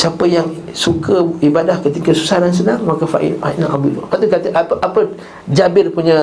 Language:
Malay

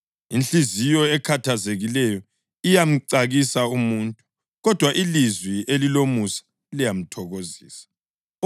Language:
North Ndebele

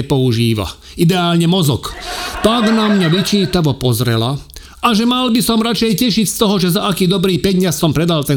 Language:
Slovak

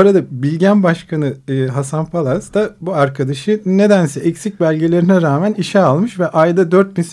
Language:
Turkish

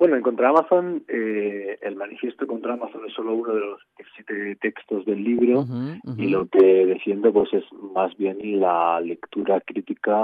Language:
Spanish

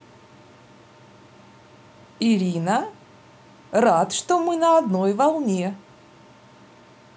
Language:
Russian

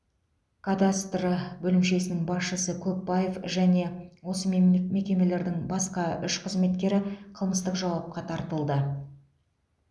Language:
Kazakh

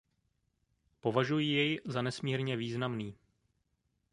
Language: Czech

